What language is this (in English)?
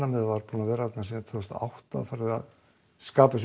Icelandic